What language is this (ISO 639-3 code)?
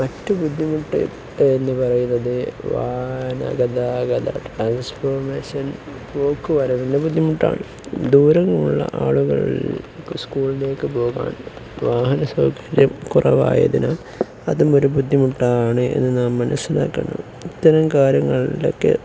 mal